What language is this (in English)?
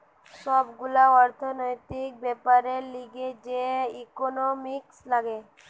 Bangla